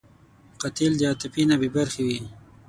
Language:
Pashto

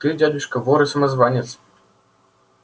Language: Russian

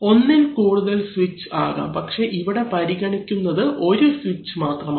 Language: Malayalam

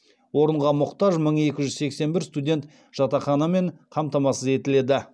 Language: Kazakh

